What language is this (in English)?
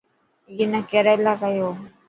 Dhatki